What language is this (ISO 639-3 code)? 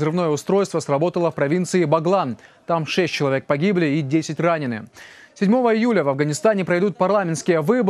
rus